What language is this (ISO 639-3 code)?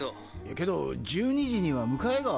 jpn